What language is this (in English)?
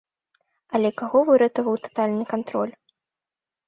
Belarusian